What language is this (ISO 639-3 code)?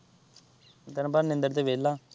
pan